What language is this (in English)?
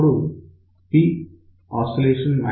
Telugu